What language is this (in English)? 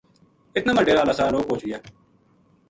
Gujari